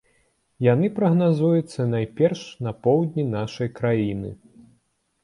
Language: Belarusian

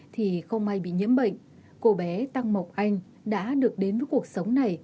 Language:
Vietnamese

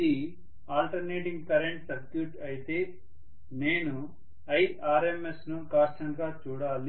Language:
Telugu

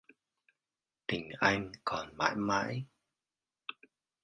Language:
Vietnamese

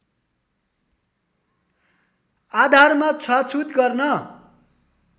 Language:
Nepali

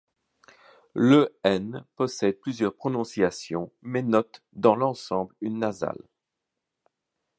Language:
French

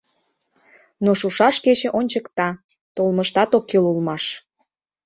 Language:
Mari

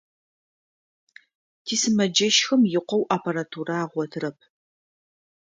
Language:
Adyghe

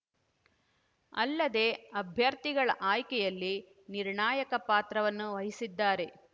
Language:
Kannada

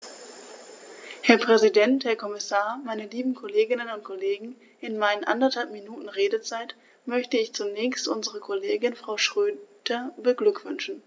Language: German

